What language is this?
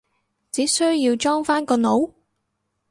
Cantonese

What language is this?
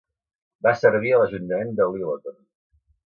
Catalan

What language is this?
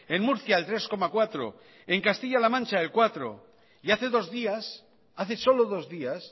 Spanish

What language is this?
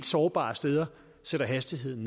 Danish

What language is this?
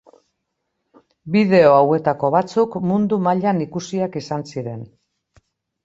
Basque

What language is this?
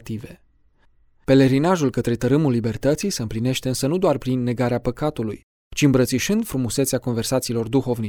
Romanian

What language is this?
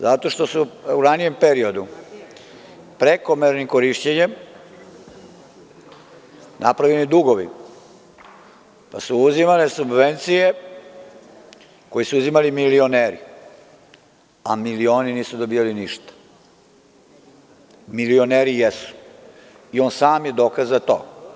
Serbian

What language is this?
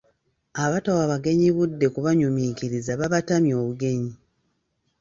Ganda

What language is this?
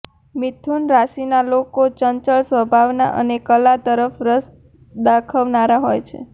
Gujarati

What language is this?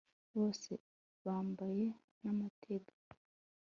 Kinyarwanda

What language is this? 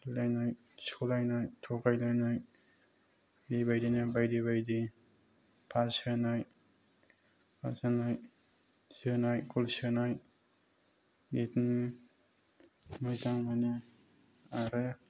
Bodo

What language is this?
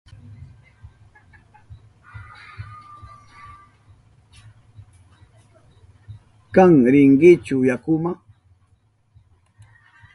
Southern Pastaza Quechua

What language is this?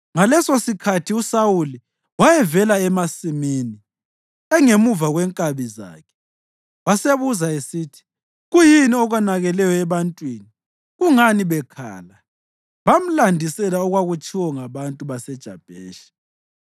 North Ndebele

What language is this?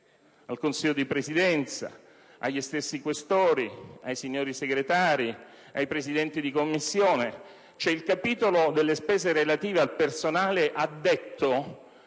Italian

